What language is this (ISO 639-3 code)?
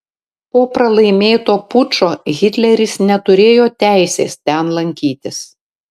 lit